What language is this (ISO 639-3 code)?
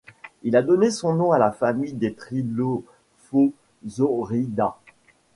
fra